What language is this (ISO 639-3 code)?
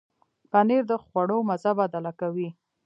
pus